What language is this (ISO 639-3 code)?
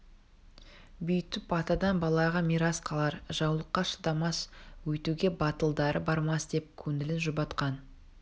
kaz